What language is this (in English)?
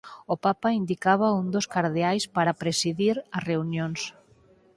Galician